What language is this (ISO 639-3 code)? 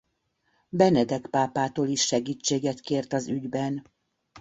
hun